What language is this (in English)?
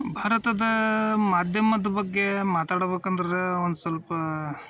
Kannada